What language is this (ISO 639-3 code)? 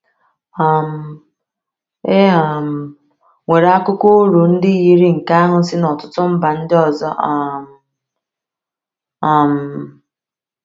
ibo